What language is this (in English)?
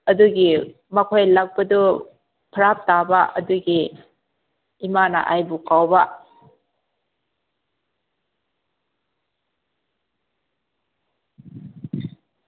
Manipuri